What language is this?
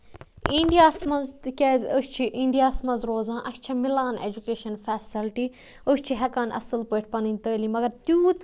Kashmiri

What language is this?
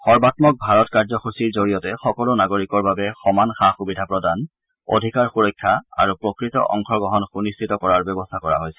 Assamese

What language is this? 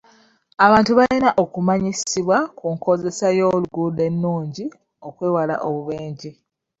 Ganda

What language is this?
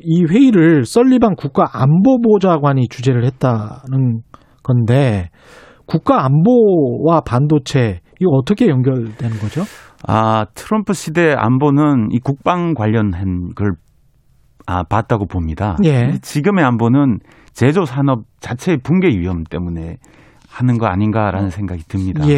Korean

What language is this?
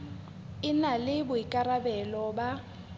Southern Sotho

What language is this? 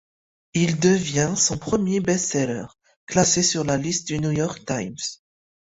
French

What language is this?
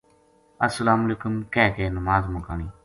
Gujari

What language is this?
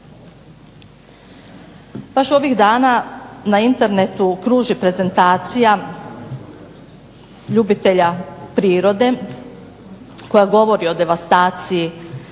Croatian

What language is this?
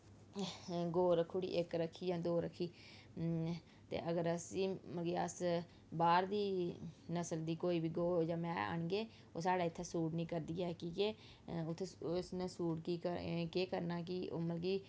Dogri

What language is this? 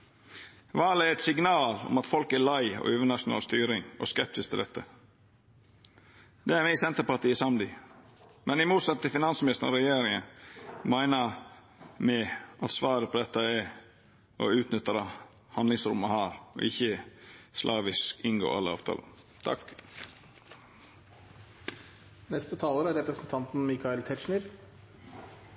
Norwegian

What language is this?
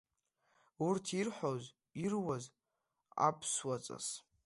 Abkhazian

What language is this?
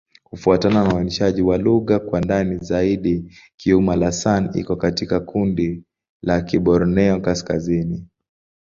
Swahili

